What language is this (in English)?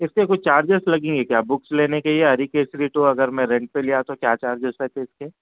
Urdu